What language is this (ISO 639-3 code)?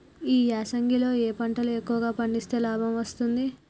tel